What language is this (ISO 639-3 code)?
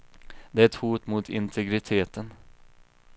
swe